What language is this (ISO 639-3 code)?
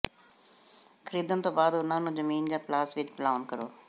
pan